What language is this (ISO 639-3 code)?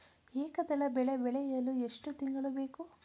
kan